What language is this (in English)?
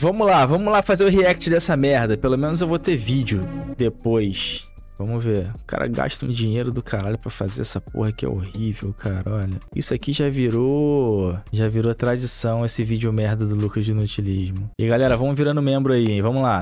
Portuguese